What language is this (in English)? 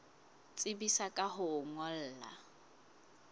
Southern Sotho